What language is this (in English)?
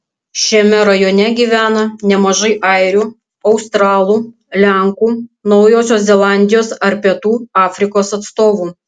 Lithuanian